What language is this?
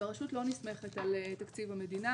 Hebrew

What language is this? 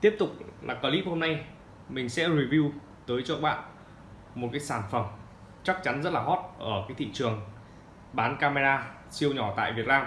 Vietnamese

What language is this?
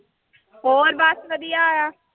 Punjabi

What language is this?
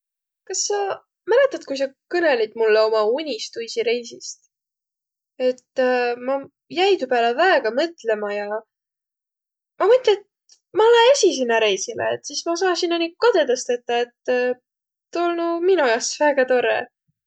Võro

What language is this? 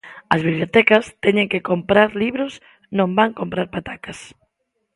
Galician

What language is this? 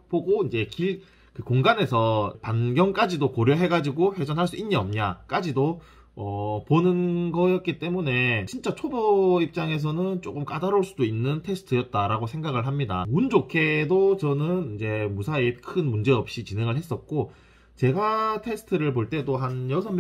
Korean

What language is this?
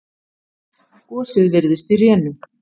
Icelandic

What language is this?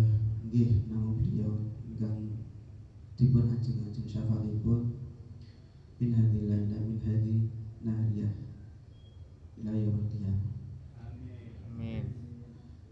Indonesian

